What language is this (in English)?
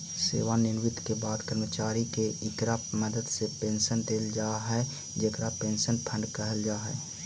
Magahi